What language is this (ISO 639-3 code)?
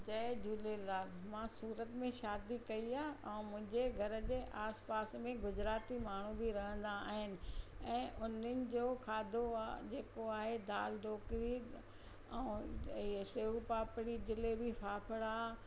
snd